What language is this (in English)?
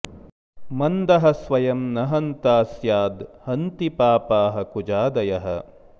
Sanskrit